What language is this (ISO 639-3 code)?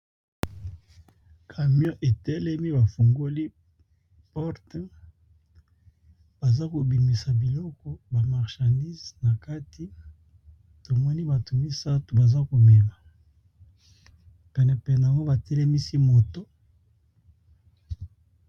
lin